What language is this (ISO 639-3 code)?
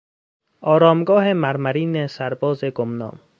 fas